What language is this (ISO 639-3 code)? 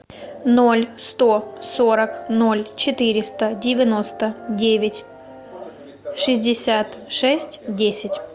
rus